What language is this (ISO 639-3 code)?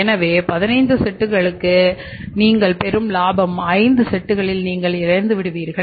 tam